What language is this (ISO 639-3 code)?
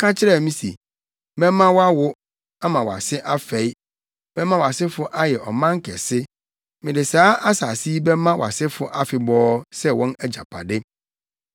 aka